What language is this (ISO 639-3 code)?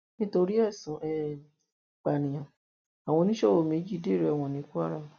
yor